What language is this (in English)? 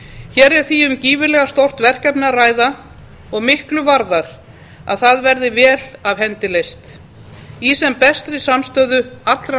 Icelandic